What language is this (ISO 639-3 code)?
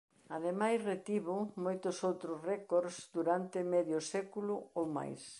glg